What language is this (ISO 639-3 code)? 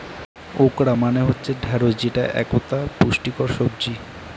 ben